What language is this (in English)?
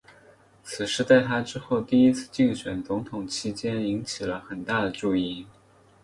Chinese